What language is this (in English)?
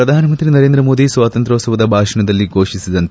Kannada